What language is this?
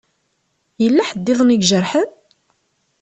Kabyle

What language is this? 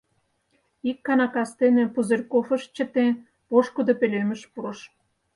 Mari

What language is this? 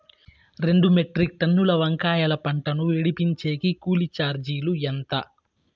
Telugu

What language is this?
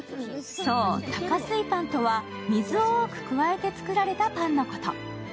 Japanese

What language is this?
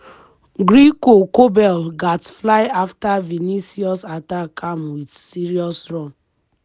Nigerian Pidgin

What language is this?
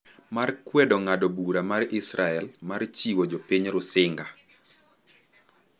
Luo (Kenya and Tanzania)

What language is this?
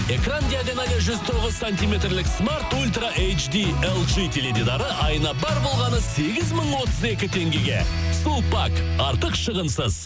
Kazakh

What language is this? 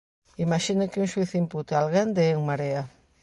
Galician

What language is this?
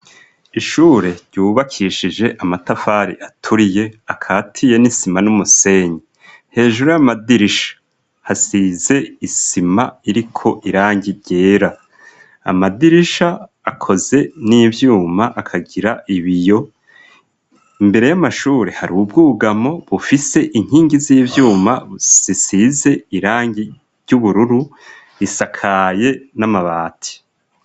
Rundi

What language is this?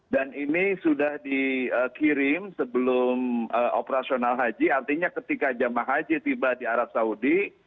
Indonesian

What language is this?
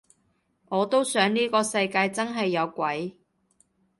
Cantonese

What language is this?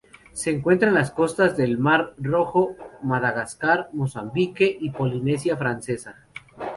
Spanish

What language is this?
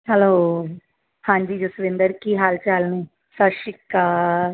Punjabi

